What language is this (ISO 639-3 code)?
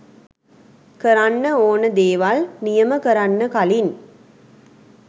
sin